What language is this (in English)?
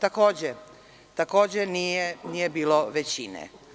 Serbian